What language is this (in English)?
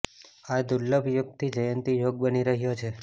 Gujarati